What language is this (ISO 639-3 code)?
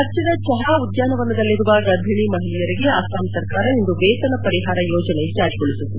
kan